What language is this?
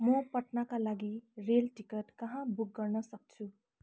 Nepali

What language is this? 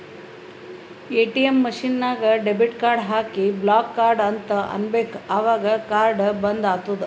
Kannada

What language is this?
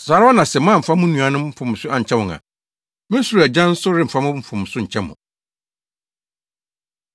Akan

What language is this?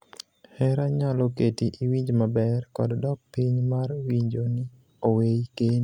Luo (Kenya and Tanzania)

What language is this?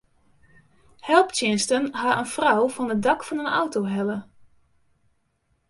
Western Frisian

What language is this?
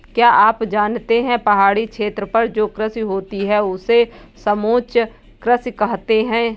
Hindi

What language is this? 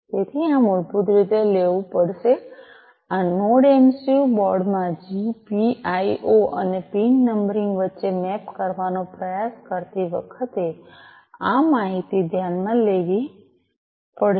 Gujarati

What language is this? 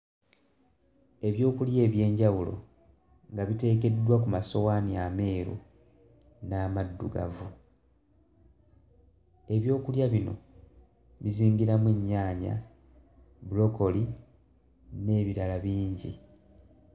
Ganda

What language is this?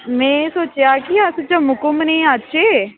Dogri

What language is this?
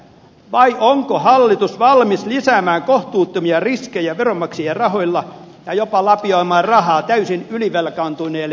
Finnish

